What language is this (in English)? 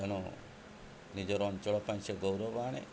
Odia